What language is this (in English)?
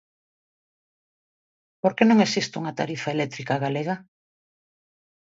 Galician